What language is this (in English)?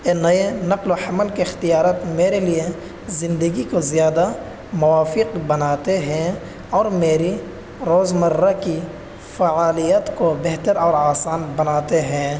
Urdu